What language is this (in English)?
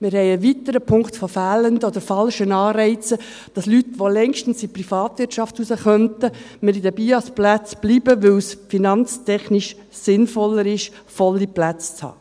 Swiss German